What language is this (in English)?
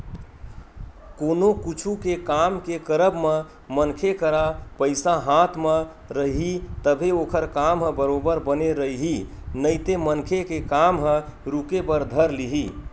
Chhattisgarhi